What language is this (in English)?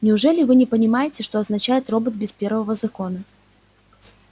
Russian